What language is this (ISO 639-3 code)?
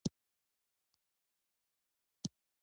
pus